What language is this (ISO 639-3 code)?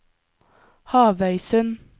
nor